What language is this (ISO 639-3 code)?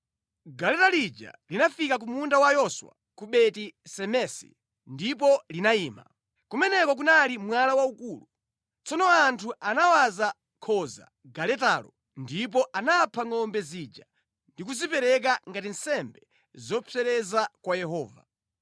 nya